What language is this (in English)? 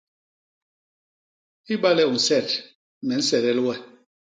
Basaa